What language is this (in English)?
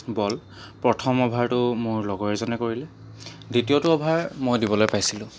Assamese